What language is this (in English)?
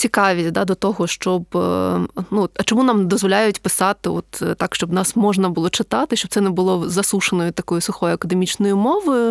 Ukrainian